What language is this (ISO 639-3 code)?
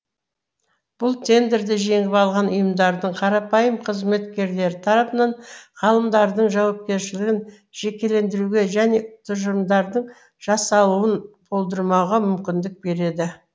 kaz